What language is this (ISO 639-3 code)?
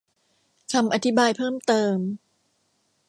tha